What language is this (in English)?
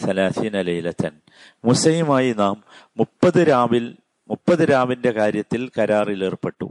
Malayalam